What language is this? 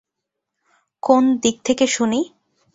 Bangla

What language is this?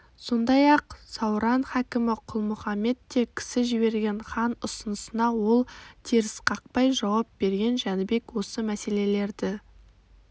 Kazakh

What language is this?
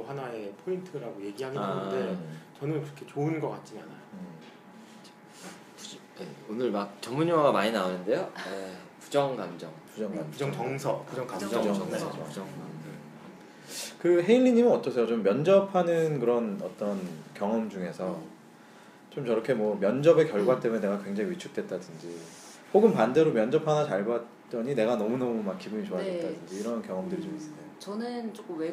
Korean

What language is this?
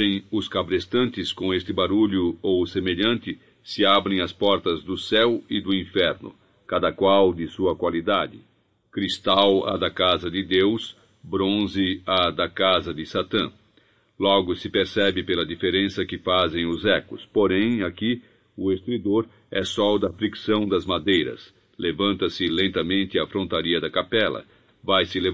Portuguese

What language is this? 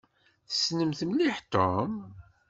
Kabyle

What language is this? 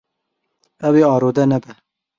Kurdish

